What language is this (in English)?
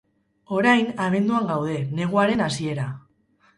Basque